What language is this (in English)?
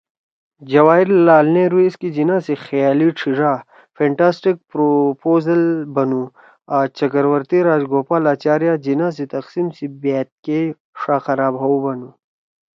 Torwali